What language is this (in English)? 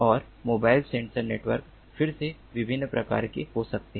Hindi